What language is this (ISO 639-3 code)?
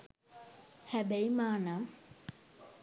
sin